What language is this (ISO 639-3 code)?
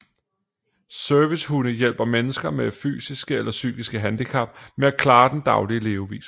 dan